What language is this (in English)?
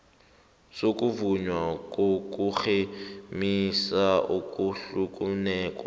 South Ndebele